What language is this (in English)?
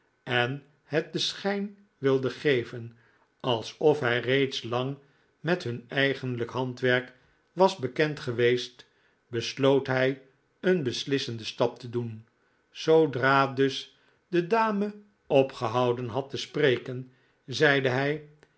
Dutch